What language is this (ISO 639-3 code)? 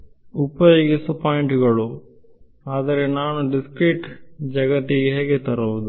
kan